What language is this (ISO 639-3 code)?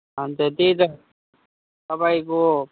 nep